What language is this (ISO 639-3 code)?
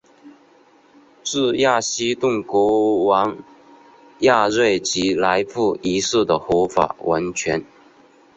zho